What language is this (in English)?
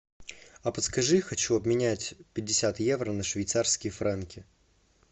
Russian